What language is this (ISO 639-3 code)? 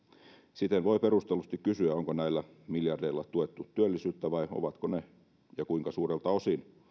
fin